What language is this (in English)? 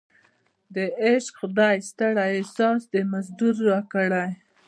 Pashto